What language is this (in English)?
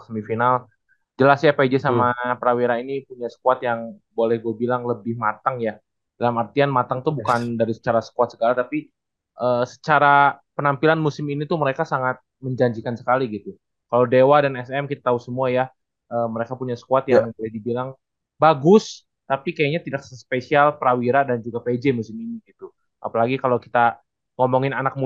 Indonesian